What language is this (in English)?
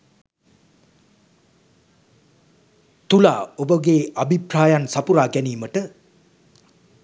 Sinhala